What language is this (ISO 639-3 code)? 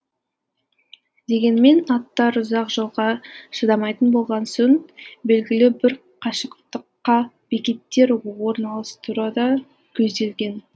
kaz